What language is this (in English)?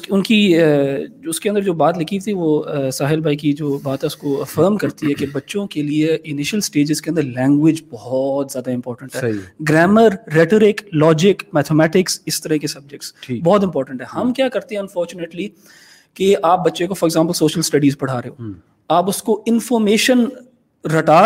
Urdu